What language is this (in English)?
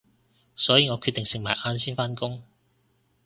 Cantonese